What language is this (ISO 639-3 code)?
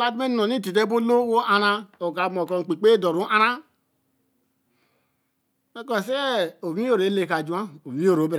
elm